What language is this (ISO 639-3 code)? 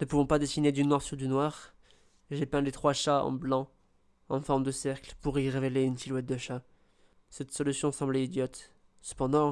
fra